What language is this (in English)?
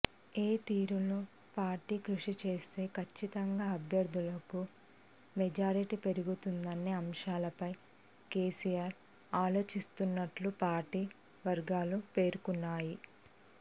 Telugu